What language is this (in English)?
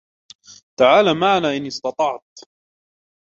Arabic